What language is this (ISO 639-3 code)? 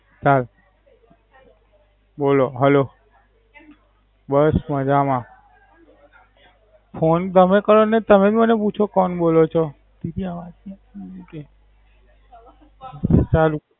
guj